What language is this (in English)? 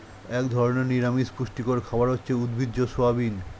Bangla